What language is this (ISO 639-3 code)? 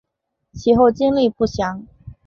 zho